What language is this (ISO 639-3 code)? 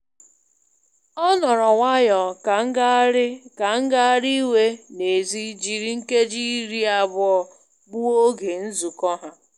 ibo